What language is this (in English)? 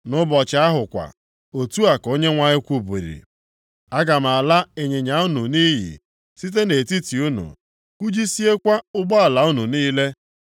Igbo